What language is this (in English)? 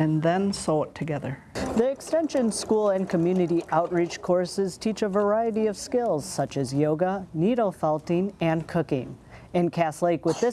English